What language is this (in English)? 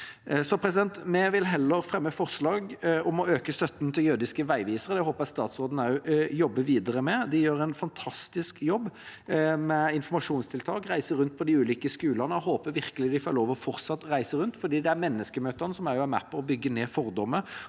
Norwegian